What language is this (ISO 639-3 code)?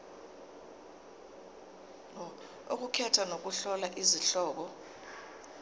zul